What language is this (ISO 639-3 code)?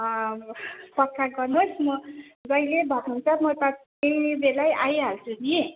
nep